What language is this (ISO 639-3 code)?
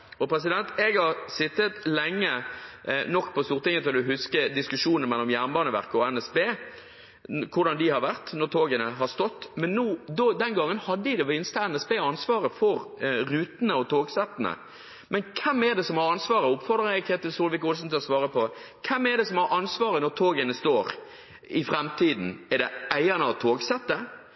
nob